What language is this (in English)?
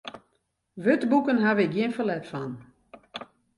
Western Frisian